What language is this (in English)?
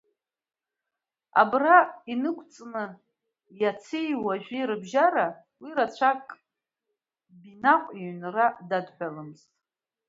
Abkhazian